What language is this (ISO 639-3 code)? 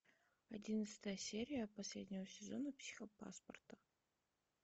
rus